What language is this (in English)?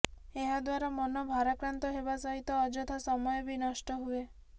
Odia